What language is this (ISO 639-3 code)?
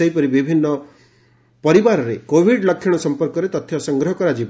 ori